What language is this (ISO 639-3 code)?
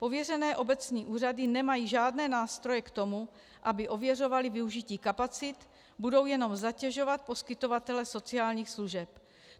ces